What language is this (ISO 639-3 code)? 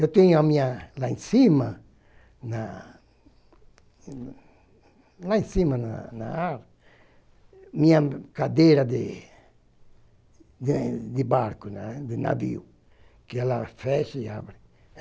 por